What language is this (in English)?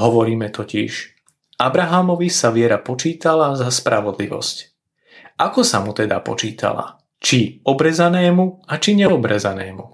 Slovak